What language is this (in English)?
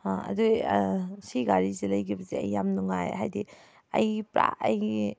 Manipuri